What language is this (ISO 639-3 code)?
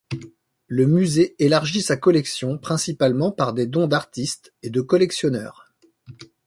fra